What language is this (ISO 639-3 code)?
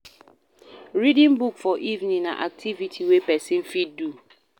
pcm